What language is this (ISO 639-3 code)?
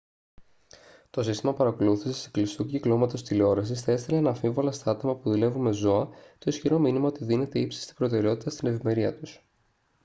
ell